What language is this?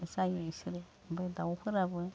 Bodo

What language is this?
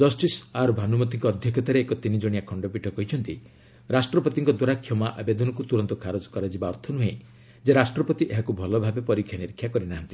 Odia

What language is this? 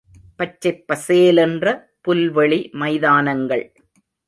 Tamil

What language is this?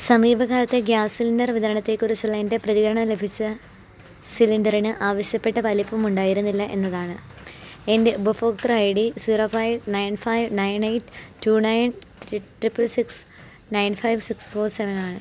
Malayalam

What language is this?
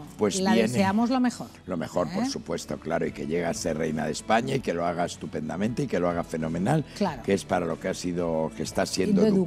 Spanish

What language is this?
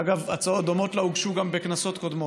Hebrew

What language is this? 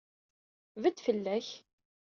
Kabyle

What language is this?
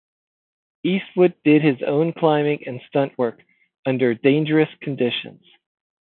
English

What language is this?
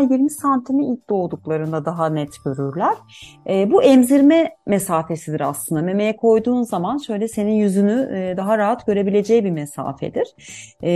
Turkish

